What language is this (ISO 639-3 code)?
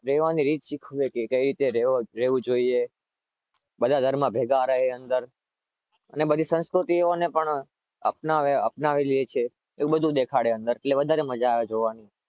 guj